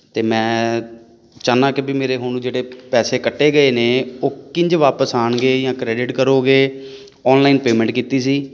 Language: Punjabi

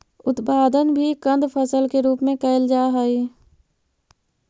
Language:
Magahi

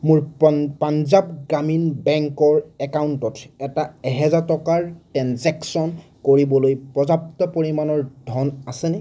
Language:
Assamese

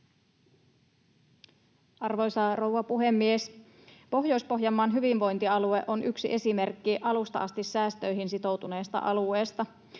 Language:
Finnish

